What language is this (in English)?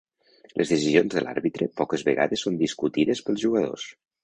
Catalan